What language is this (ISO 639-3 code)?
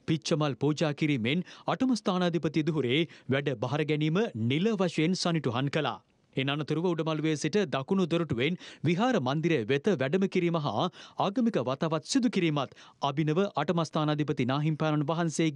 ind